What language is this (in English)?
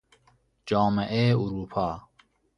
Persian